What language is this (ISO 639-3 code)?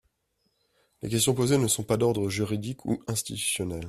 fra